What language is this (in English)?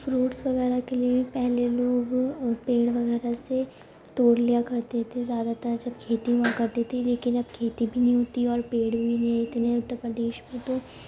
Urdu